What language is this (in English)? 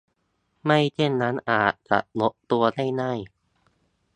Thai